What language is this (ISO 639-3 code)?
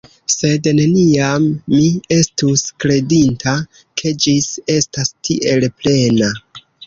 epo